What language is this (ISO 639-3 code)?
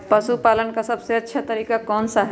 mag